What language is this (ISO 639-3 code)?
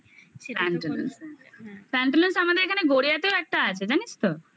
ben